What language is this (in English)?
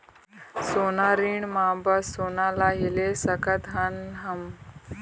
Chhattisgarhi